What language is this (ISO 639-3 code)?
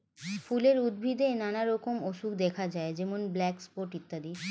ben